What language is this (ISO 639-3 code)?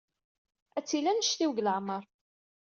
kab